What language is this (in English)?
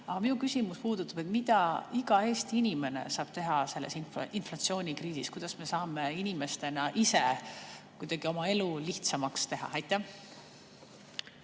Estonian